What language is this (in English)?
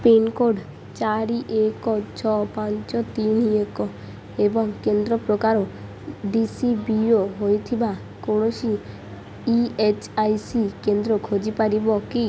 Odia